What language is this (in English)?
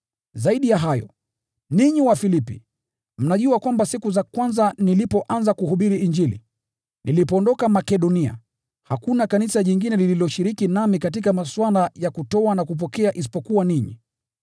Swahili